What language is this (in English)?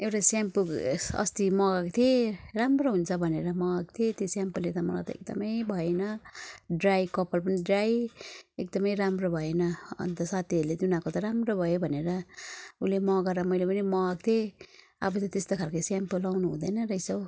Nepali